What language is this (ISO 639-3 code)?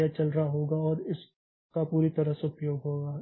hin